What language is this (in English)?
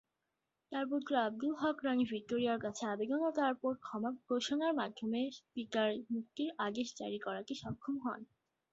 Bangla